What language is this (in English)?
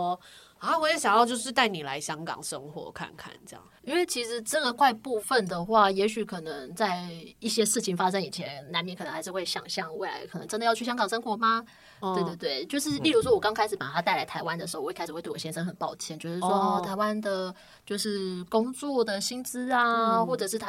Chinese